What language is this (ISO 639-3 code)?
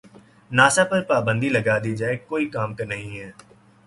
urd